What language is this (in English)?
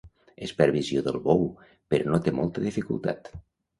Catalan